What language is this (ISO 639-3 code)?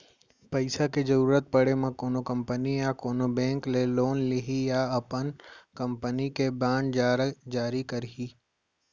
hne